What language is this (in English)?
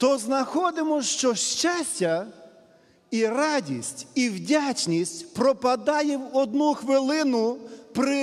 Ukrainian